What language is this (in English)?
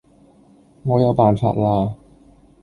Cantonese